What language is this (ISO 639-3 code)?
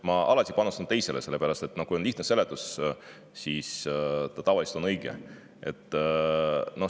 est